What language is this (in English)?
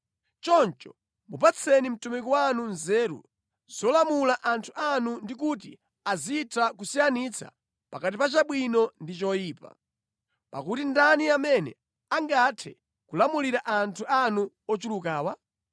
Nyanja